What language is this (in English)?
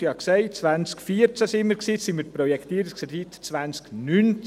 Swiss German